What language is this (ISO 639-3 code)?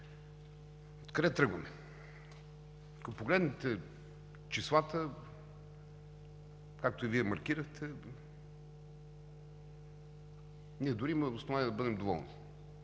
bul